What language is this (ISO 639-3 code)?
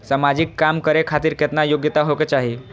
mai